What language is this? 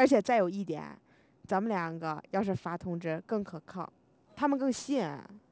Chinese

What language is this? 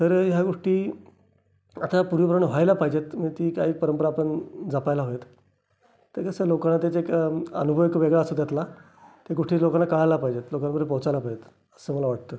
Marathi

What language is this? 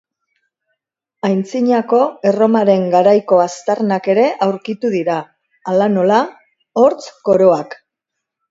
Basque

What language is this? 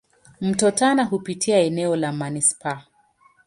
Swahili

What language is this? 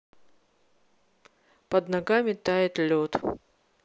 Russian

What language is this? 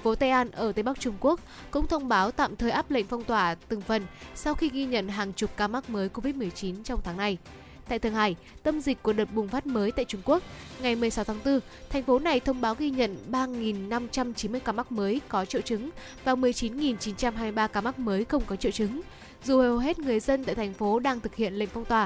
Vietnamese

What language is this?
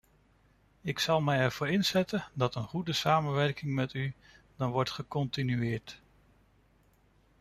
Dutch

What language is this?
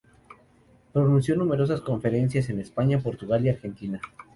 Spanish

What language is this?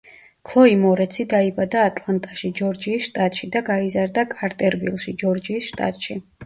Georgian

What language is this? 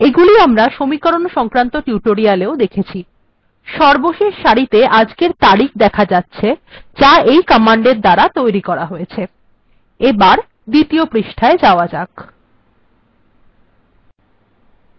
Bangla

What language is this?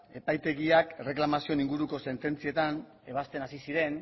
Basque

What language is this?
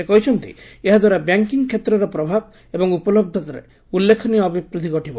Odia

